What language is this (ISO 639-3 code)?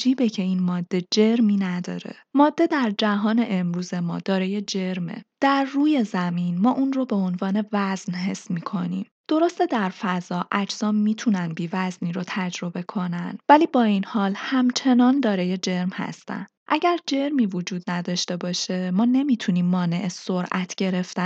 fas